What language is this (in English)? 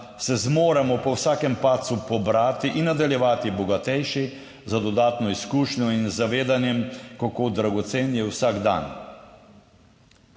Slovenian